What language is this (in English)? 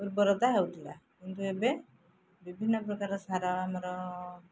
Odia